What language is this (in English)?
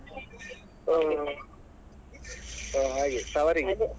Kannada